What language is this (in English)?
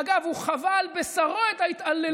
Hebrew